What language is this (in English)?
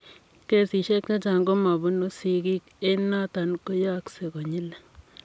Kalenjin